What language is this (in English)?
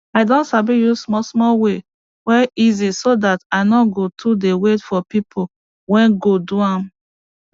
Nigerian Pidgin